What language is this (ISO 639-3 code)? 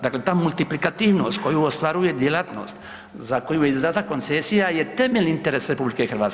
hrv